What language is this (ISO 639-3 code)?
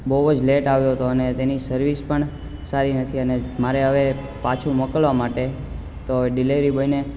guj